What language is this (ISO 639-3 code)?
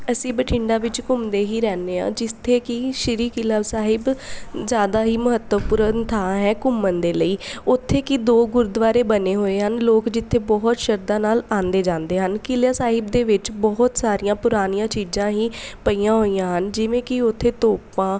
pan